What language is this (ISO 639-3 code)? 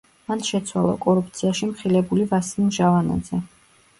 kat